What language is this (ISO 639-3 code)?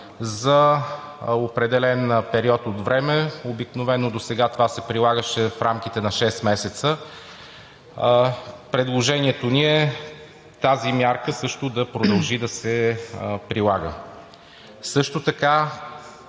bul